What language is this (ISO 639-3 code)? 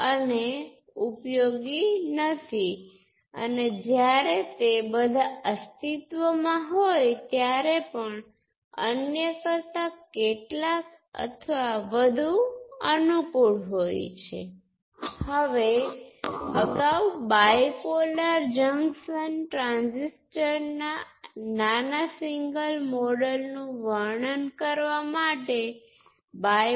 guj